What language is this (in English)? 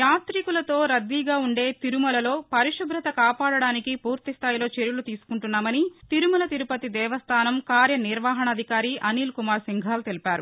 Telugu